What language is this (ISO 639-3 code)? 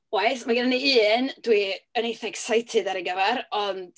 cym